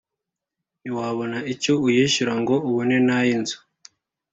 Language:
Kinyarwanda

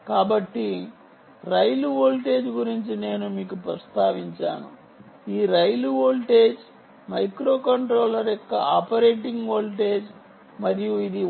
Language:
Telugu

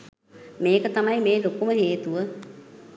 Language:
Sinhala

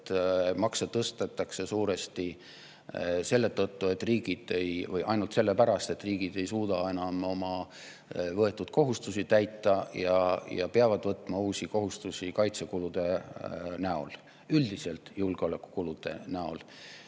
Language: Estonian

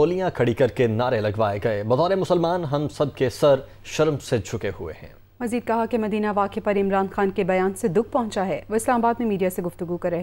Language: Hindi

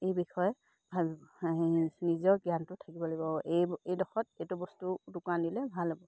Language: Assamese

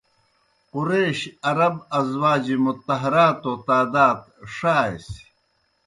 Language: Kohistani Shina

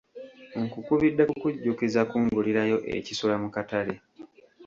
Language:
Ganda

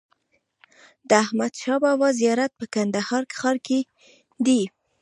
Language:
Pashto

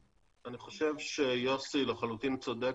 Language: Hebrew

